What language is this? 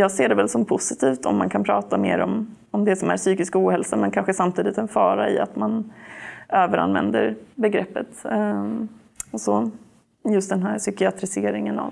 Swedish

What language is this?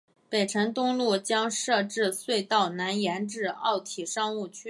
Chinese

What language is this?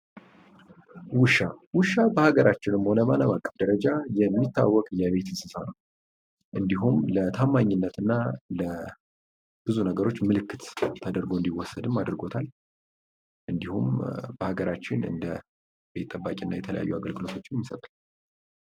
Amharic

